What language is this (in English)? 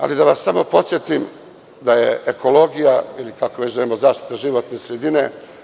Serbian